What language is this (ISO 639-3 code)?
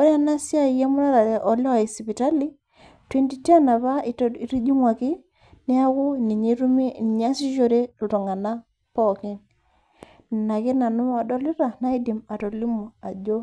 mas